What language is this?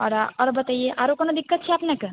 Maithili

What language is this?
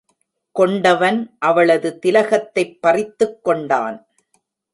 Tamil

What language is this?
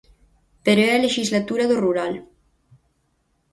Galician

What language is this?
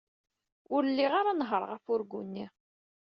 Kabyle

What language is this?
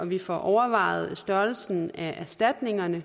Danish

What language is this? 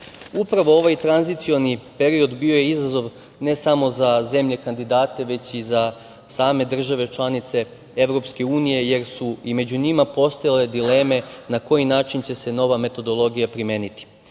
Serbian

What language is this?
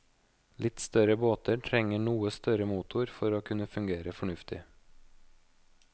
Norwegian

